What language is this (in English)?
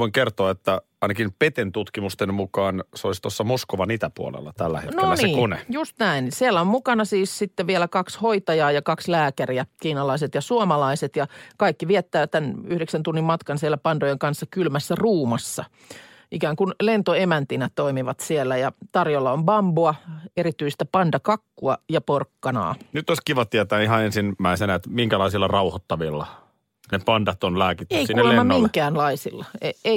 Finnish